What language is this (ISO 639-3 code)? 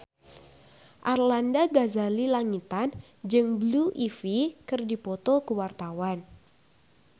sun